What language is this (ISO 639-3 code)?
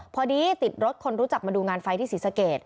tha